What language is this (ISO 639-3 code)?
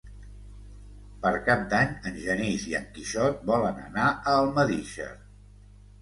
cat